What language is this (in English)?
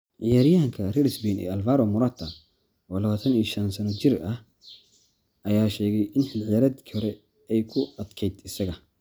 Somali